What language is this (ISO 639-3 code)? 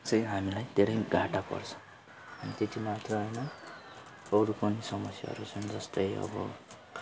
nep